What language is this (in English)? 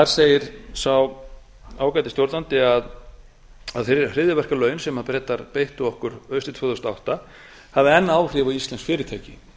Icelandic